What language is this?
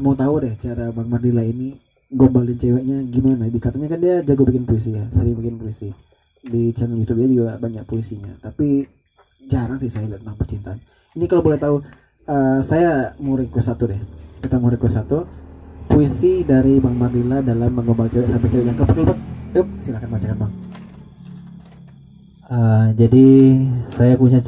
Indonesian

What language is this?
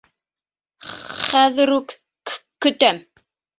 Bashkir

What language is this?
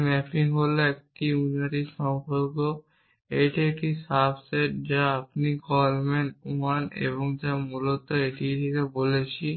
Bangla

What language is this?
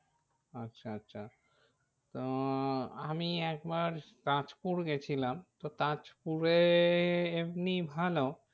Bangla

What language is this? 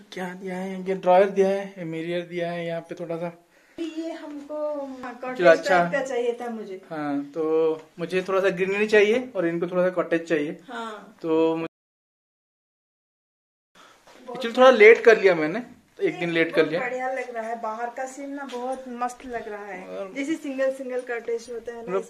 Hindi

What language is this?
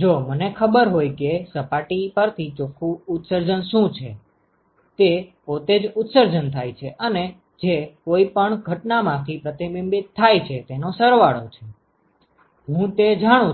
Gujarati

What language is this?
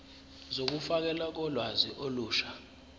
Zulu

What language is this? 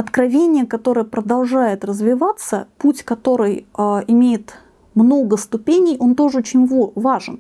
Russian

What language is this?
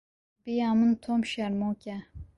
Kurdish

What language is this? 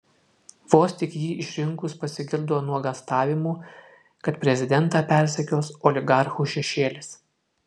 Lithuanian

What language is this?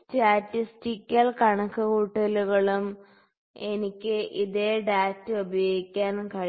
Malayalam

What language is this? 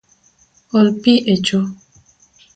Luo (Kenya and Tanzania)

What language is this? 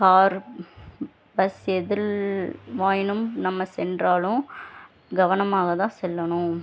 Tamil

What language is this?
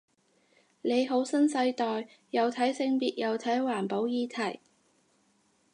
Cantonese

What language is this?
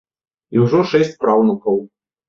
Belarusian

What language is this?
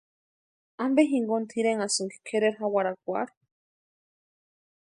Western Highland Purepecha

